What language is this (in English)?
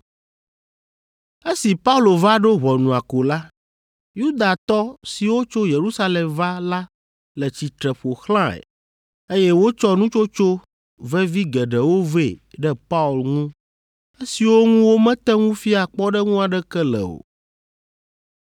Ewe